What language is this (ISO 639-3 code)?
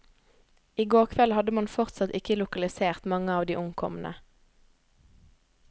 nor